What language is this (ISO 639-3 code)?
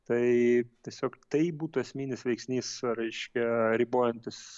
lit